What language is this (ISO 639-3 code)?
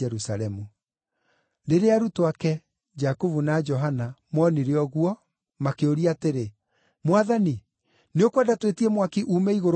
kik